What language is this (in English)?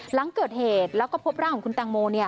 Thai